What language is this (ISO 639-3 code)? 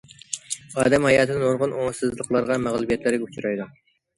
uig